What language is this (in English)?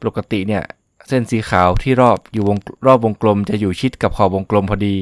Thai